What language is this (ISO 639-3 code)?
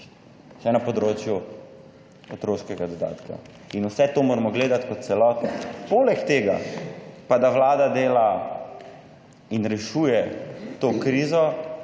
slv